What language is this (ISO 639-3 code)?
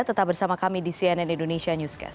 ind